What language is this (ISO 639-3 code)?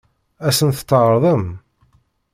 kab